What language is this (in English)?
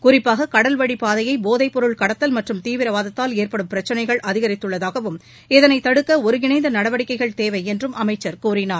Tamil